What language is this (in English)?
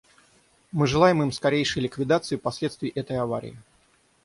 Russian